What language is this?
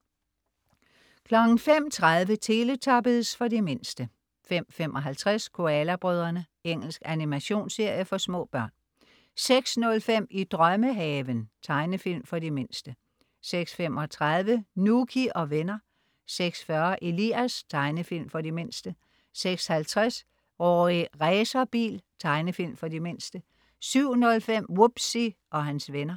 Danish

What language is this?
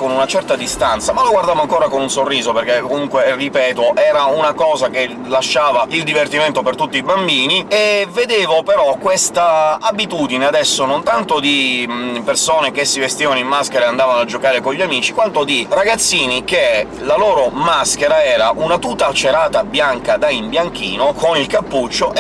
Italian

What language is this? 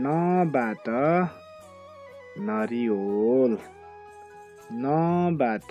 Romanian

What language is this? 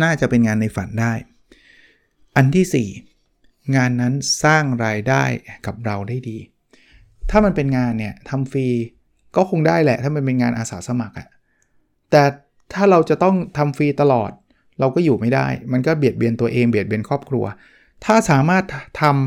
Thai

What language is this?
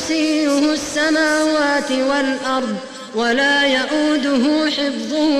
Arabic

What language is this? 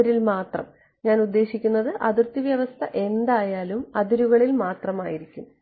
Malayalam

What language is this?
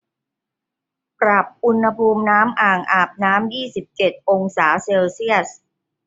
Thai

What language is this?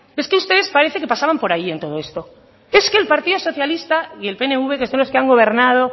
Spanish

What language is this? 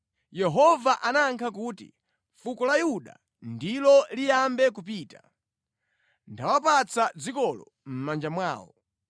Nyanja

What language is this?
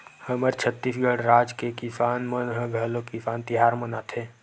Chhattisgarhi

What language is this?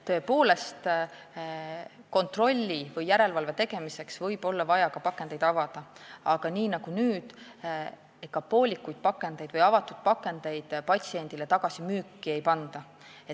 Estonian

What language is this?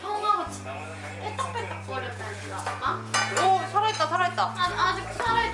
Korean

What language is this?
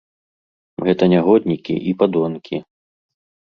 Belarusian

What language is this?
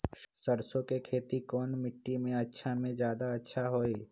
Magahi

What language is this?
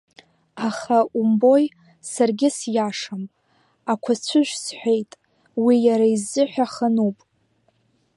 Abkhazian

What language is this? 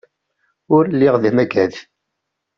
Kabyle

